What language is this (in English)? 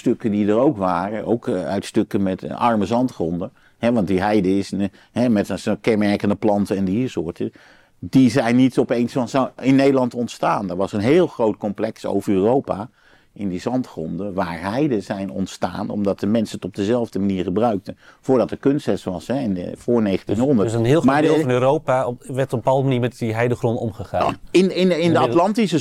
Dutch